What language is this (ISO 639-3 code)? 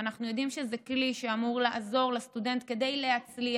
heb